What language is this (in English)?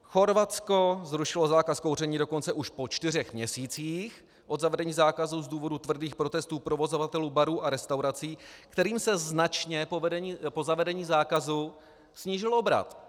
Czech